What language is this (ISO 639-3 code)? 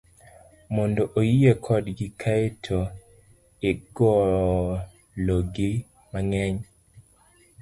luo